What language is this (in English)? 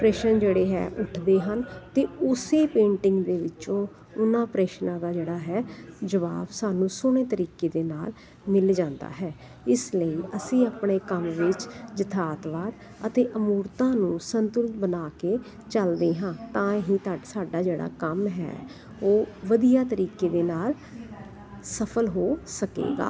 Punjabi